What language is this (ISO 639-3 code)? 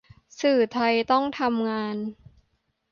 tha